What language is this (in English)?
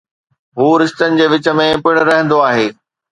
Sindhi